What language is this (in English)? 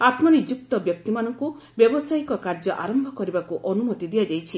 Odia